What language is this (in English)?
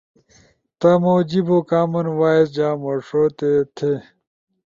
Ushojo